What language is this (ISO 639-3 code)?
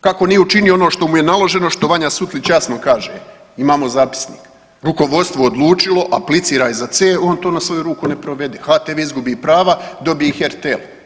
hrv